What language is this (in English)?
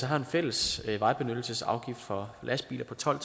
Danish